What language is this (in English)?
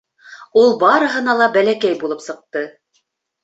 Bashkir